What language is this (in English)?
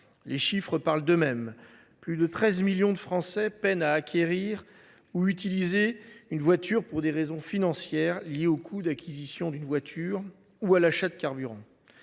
French